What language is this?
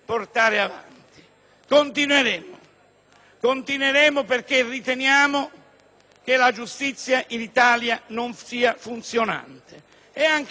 Italian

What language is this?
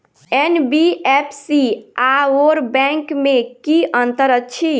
Maithili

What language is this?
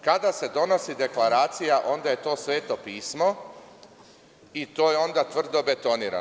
Serbian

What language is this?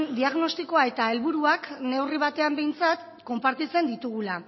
Basque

